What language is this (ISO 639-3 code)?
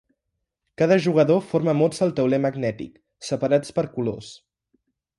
cat